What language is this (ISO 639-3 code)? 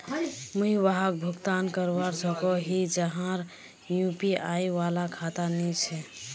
mag